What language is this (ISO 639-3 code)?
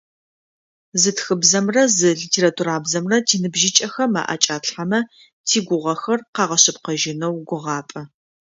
ady